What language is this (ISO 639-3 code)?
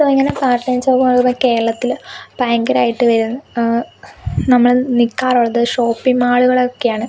mal